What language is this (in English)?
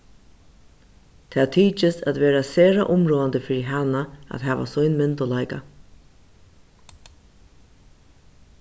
Faroese